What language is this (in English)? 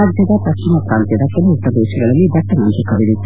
Kannada